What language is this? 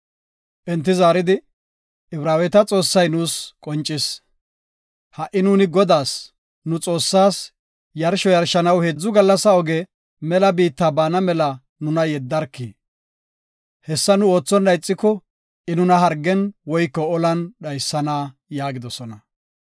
Gofa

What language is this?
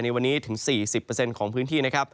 Thai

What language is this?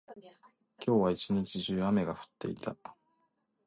Japanese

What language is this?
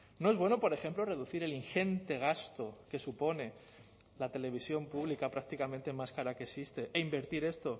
Spanish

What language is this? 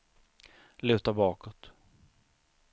Swedish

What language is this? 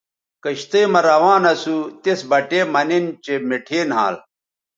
Bateri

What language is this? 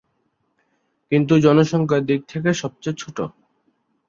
Bangla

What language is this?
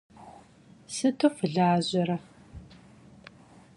Kabardian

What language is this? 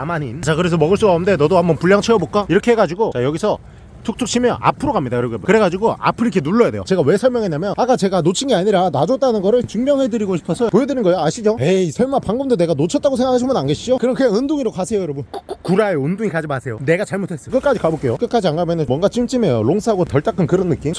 Korean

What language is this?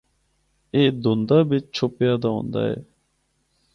Northern Hindko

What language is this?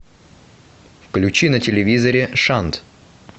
Russian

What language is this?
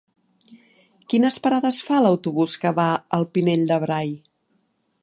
Catalan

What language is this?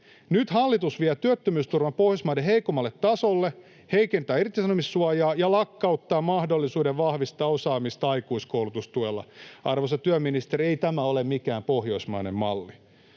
Finnish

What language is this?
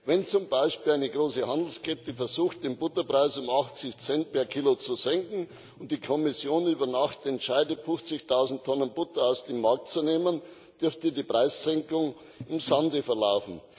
German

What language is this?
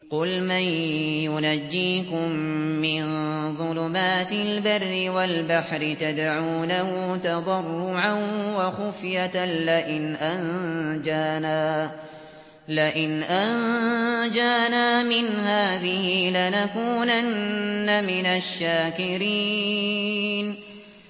Arabic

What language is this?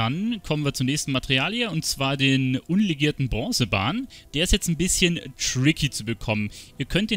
German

